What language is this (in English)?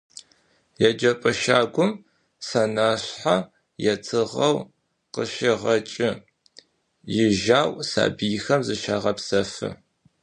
Adyghe